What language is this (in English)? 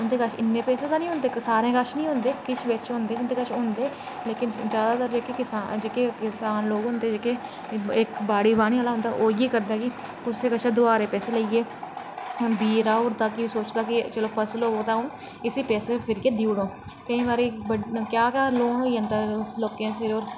Dogri